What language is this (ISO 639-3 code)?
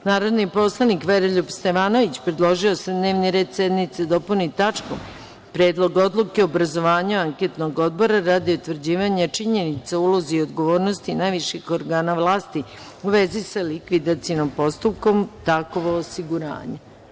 srp